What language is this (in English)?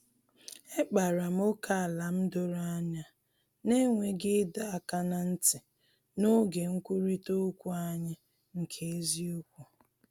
Igbo